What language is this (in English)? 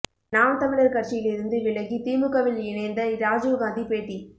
Tamil